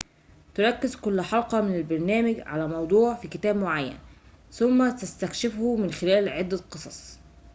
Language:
Arabic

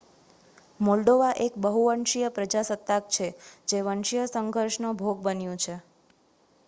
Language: Gujarati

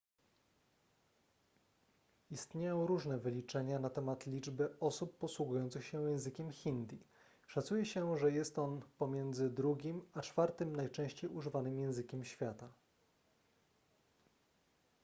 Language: Polish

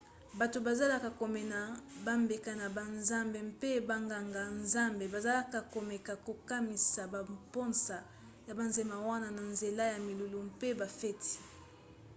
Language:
Lingala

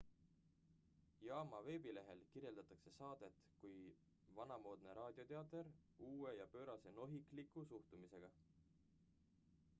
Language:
Estonian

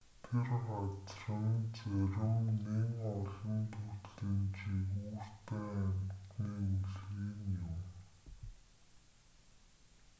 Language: Mongolian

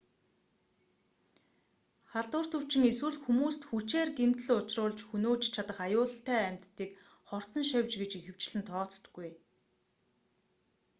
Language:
Mongolian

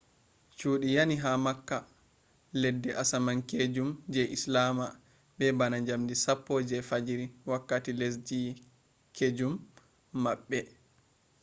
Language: Fula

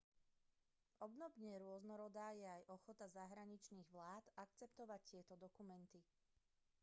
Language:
Slovak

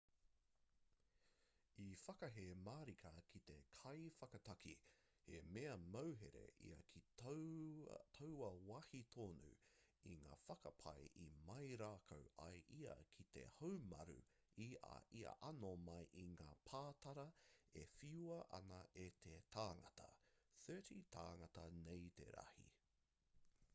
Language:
Māori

